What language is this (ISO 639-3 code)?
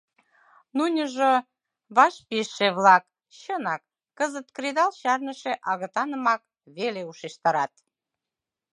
chm